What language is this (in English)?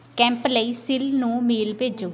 Punjabi